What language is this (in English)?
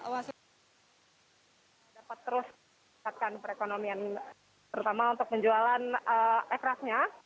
Indonesian